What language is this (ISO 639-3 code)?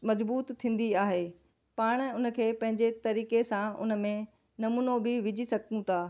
snd